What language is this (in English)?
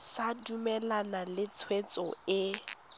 Tswana